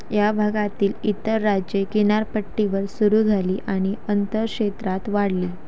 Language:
Marathi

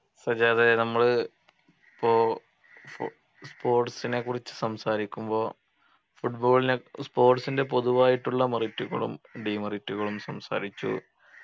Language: Malayalam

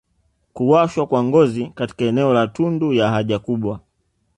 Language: Swahili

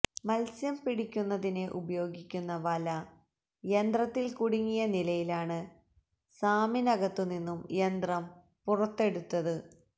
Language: Malayalam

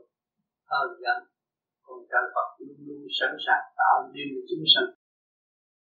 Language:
Vietnamese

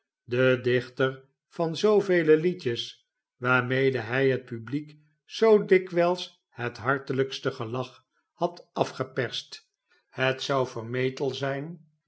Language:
Dutch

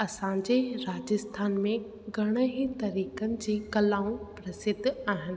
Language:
Sindhi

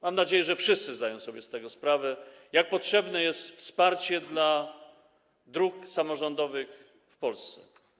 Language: Polish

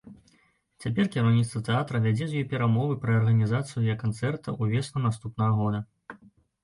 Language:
Belarusian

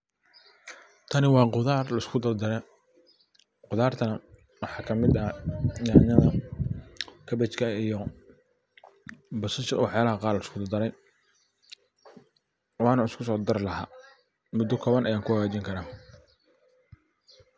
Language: Somali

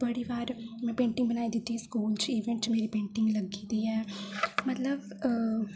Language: Dogri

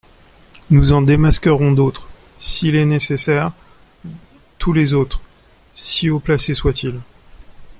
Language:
French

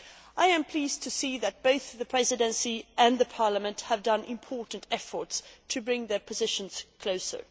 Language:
English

